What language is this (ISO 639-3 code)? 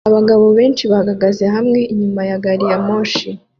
kin